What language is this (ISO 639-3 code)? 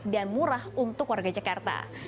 ind